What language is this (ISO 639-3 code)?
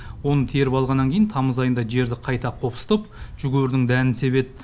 kaz